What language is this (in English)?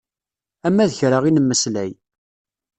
Kabyle